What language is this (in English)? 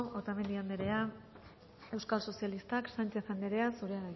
Basque